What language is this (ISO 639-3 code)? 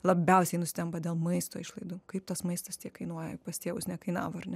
lit